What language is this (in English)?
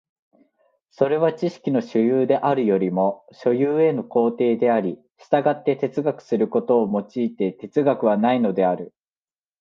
Japanese